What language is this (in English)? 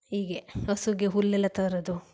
Kannada